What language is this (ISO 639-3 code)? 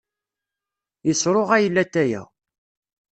kab